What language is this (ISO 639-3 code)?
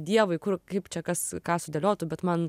lit